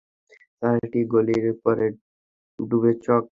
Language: Bangla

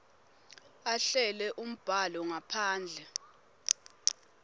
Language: Swati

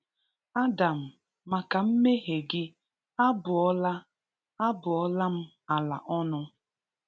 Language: Igbo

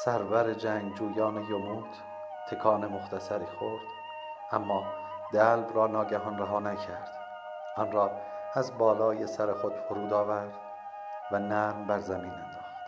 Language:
Persian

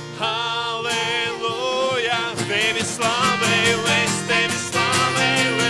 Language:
Latvian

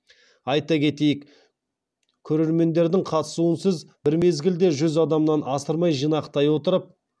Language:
Kazakh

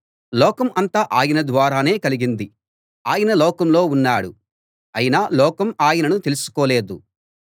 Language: Telugu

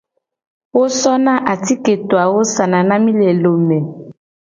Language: Gen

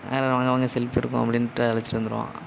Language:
Tamil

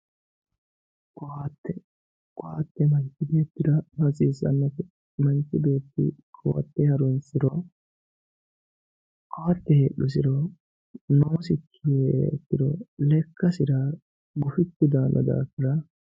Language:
Sidamo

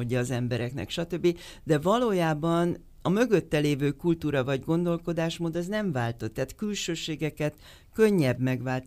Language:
Hungarian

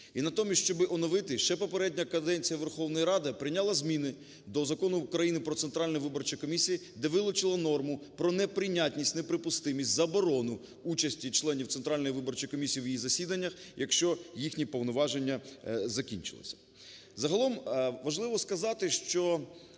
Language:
Ukrainian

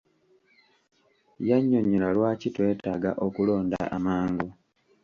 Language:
Ganda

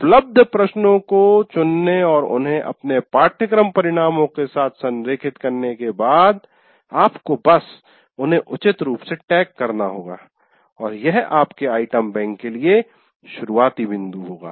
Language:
Hindi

